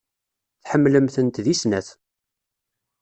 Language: Kabyle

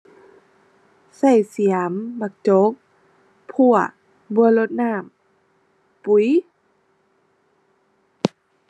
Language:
Thai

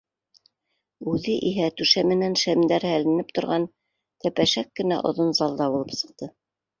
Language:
Bashkir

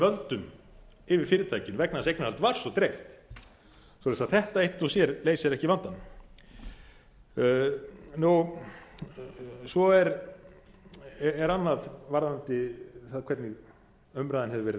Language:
Icelandic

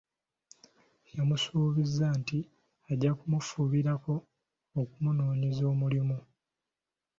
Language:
Ganda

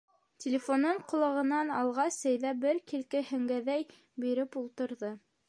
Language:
Bashkir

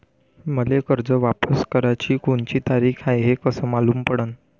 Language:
Marathi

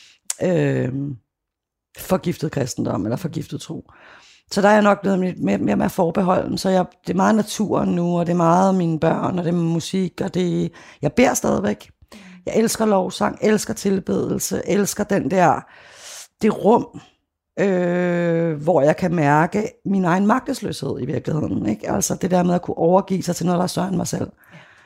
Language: Danish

